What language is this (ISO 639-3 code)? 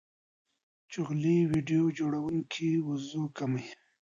pus